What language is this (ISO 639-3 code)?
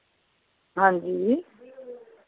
doi